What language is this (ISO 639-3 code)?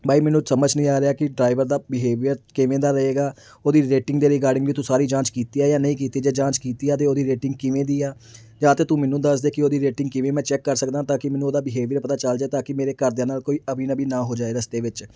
pan